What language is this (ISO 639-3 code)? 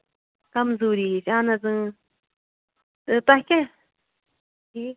kas